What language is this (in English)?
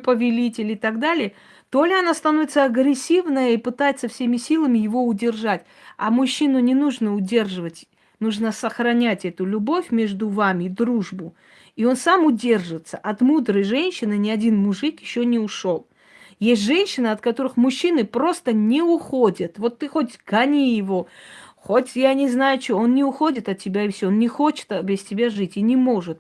Russian